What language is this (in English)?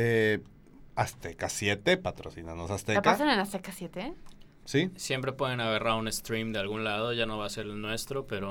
Spanish